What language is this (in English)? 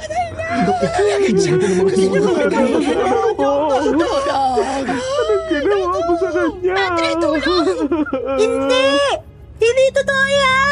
Filipino